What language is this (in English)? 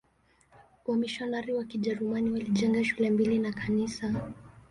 Swahili